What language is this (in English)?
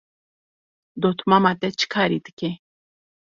Kurdish